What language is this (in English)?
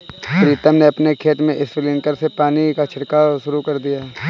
Hindi